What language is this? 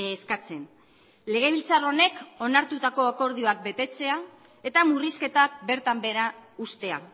Basque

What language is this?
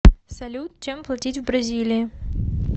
Russian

